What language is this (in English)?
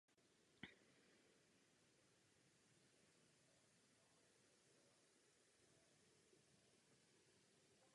Czech